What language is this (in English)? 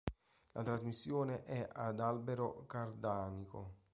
Italian